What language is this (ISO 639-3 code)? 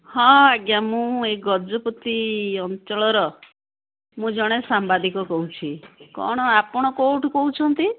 ori